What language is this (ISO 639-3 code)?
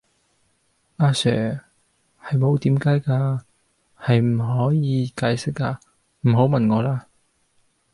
yue